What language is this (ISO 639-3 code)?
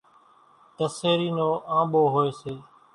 gjk